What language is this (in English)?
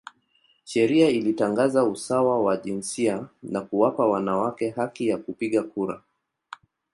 Swahili